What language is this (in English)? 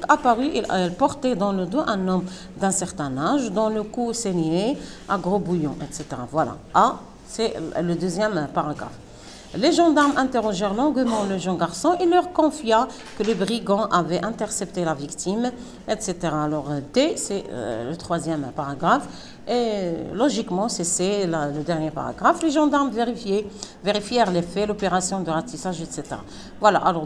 French